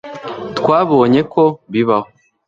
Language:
Kinyarwanda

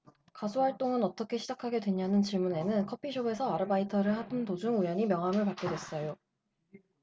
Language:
Korean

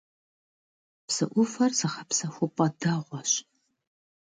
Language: Kabardian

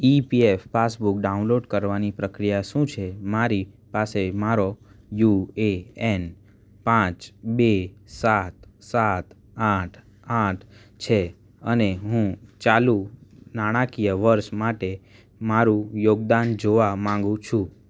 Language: Gujarati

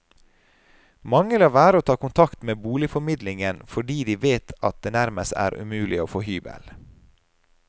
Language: Norwegian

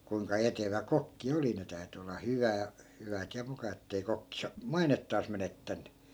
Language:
Finnish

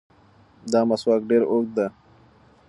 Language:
Pashto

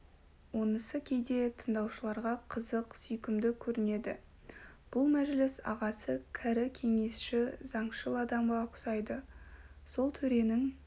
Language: Kazakh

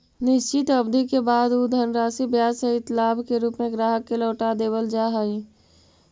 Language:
Magahi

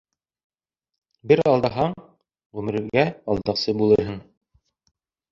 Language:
Bashkir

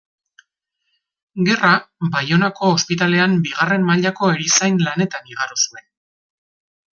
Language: Basque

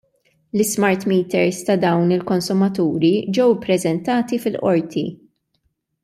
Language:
Maltese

